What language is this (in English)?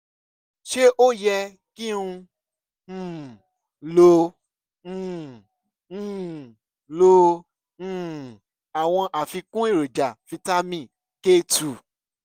Yoruba